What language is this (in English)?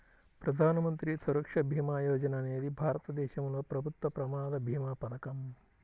Telugu